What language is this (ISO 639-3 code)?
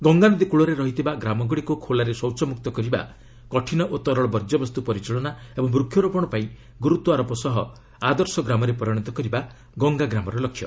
ori